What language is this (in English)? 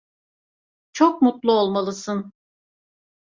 Turkish